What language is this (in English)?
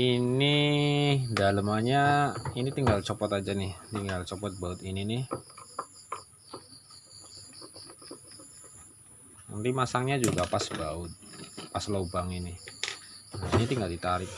Indonesian